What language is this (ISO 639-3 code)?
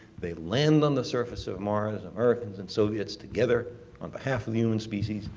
eng